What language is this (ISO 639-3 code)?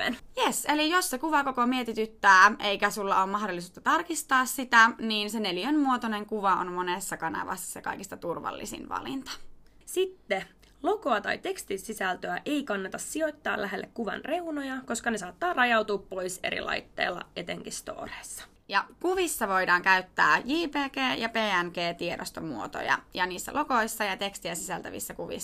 fin